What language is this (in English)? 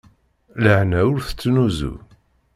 Kabyle